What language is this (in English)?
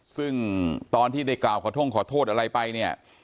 Thai